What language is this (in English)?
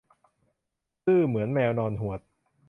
Thai